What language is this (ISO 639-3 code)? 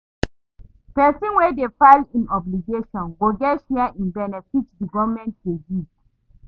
pcm